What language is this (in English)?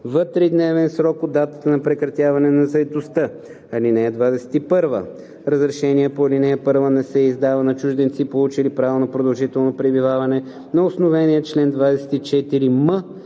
Bulgarian